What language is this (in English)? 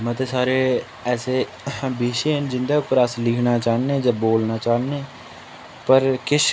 Dogri